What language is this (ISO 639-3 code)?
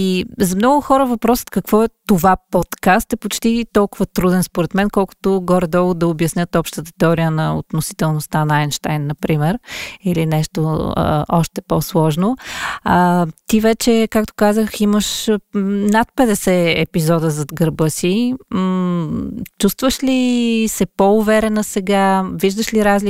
bul